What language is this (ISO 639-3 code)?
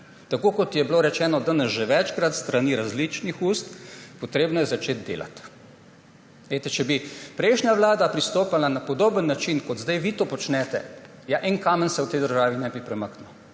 slv